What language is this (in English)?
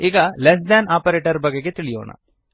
Kannada